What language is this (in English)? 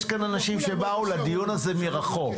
Hebrew